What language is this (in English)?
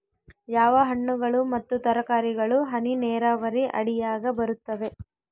Kannada